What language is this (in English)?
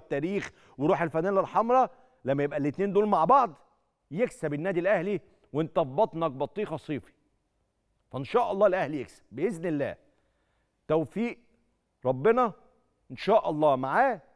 Arabic